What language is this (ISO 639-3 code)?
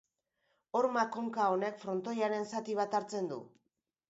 eus